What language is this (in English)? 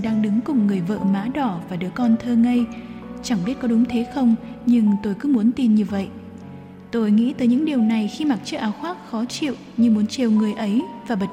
Vietnamese